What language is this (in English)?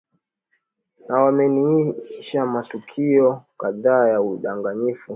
Swahili